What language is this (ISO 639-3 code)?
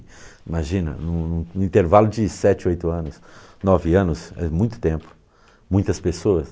por